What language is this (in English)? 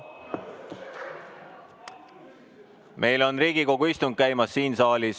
Estonian